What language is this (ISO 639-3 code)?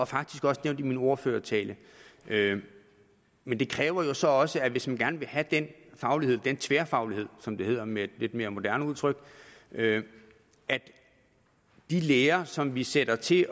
dan